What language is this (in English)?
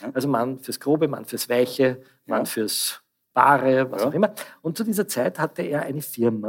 German